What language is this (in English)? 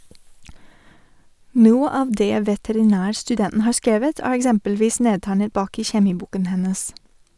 Norwegian